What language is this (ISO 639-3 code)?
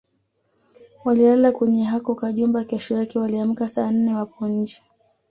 swa